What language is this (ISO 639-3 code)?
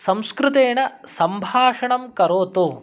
san